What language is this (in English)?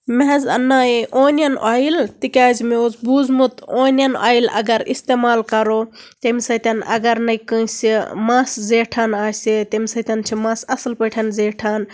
Kashmiri